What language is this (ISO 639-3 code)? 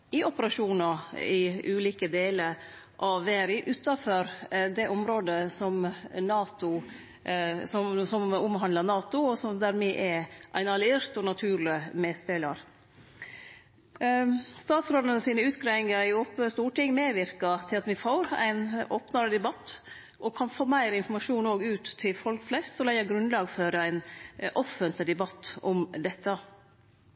nno